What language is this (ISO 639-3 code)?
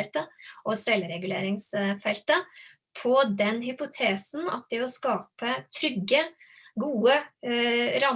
nor